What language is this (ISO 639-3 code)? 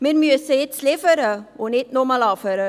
gsw